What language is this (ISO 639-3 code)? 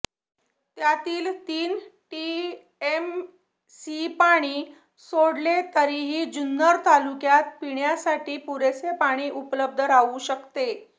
mar